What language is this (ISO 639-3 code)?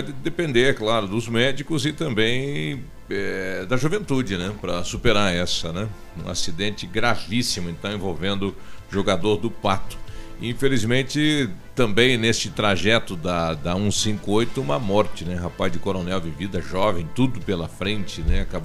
por